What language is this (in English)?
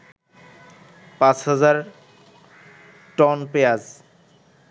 Bangla